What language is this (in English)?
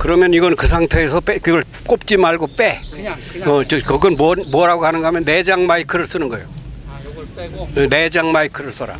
Korean